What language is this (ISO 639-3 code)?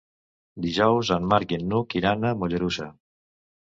cat